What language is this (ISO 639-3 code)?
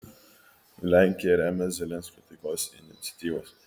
lit